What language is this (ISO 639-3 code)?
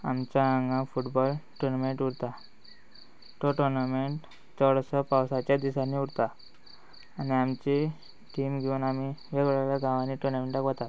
kok